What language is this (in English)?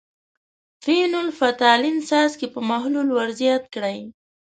Pashto